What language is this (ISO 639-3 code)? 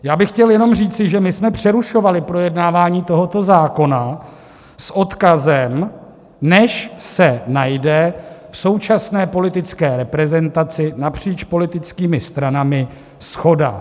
ces